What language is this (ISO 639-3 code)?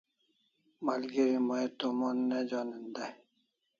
kls